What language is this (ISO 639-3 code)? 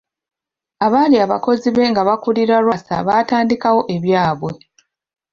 lug